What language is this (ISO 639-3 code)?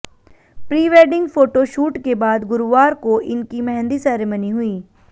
hin